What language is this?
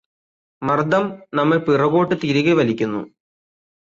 Malayalam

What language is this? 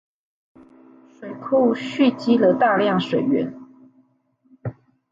Chinese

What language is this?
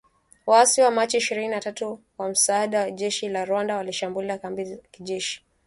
Swahili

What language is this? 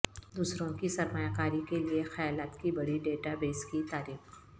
Urdu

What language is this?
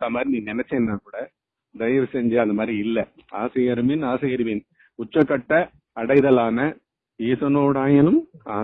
Tamil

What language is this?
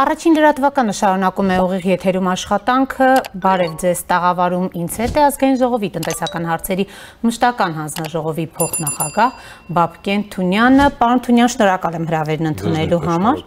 Romanian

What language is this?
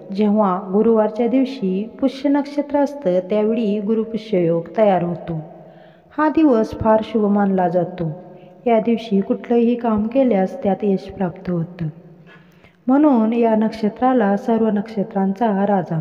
Hindi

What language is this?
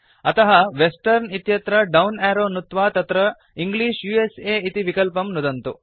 Sanskrit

